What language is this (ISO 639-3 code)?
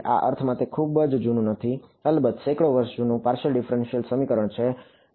guj